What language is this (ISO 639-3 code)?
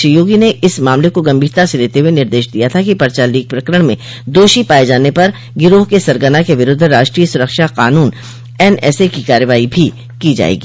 hin